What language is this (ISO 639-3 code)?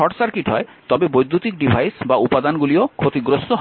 ben